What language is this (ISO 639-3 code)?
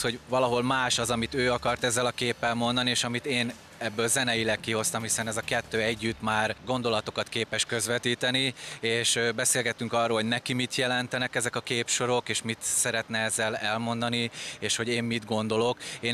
hun